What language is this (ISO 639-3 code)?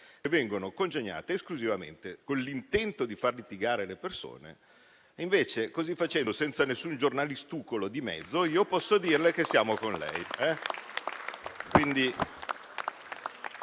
ita